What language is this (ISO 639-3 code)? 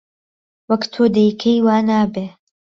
ckb